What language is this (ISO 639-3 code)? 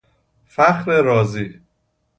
fas